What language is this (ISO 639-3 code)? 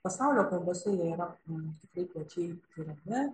lit